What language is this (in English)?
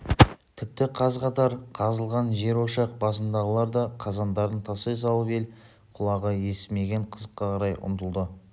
Kazakh